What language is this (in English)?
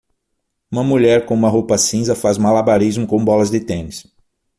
Portuguese